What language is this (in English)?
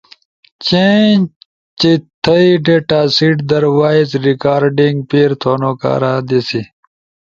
Ushojo